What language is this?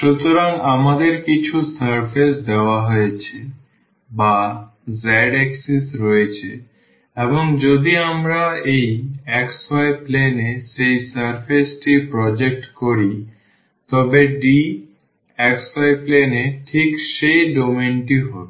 Bangla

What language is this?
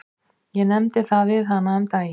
Icelandic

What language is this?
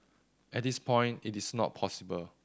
English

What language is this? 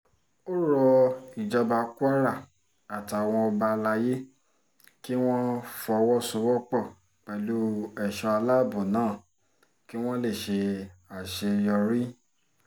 Yoruba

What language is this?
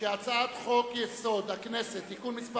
Hebrew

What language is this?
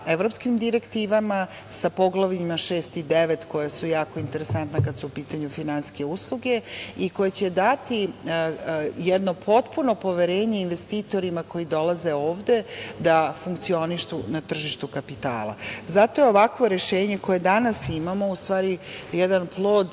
Serbian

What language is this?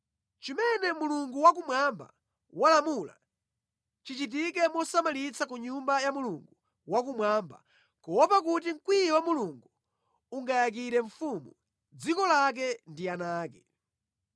Nyanja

